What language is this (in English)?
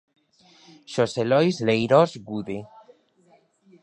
Galician